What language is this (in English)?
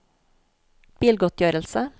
Norwegian